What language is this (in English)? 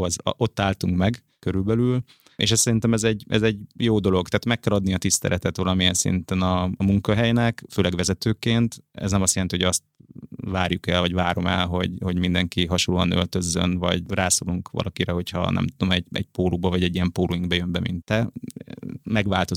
Hungarian